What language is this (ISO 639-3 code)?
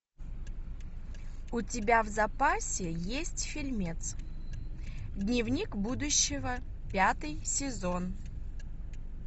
rus